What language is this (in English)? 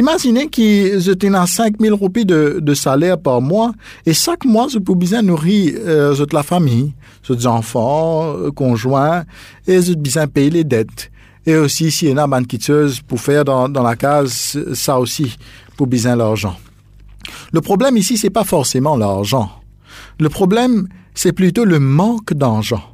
French